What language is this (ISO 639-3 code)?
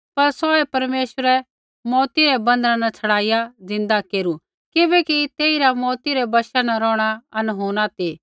kfx